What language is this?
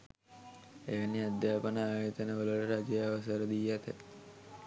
Sinhala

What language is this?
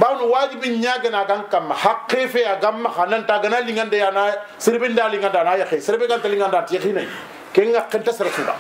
Arabic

